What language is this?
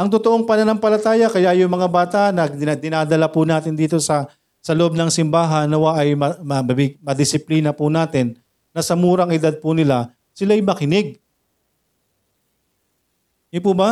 Filipino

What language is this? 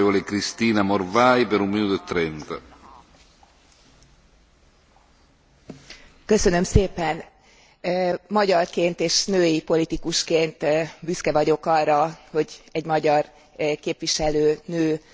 Hungarian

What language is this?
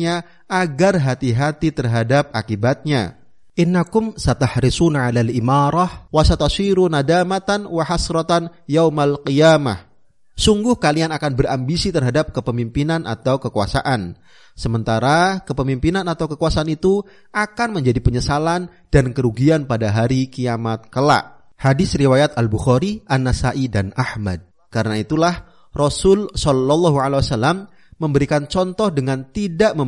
Indonesian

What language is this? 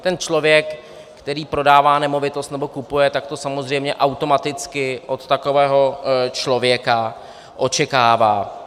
Czech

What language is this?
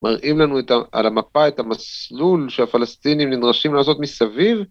Hebrew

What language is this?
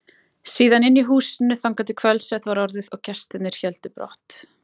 Icelandic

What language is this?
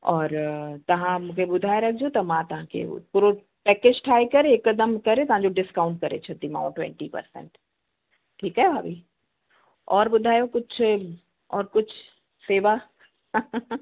Sindhi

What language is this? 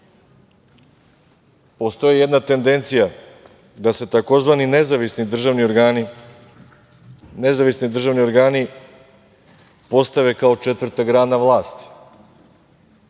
Serbian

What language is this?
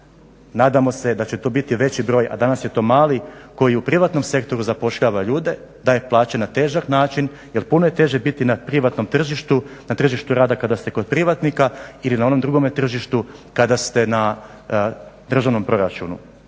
Croatian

